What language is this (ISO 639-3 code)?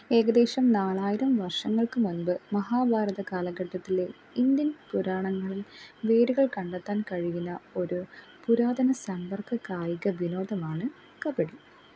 mal